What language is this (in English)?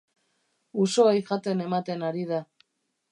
Basque